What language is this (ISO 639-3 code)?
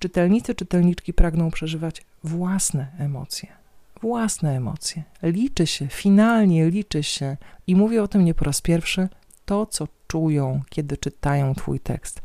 pol